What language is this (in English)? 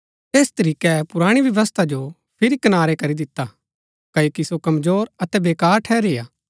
Gaddi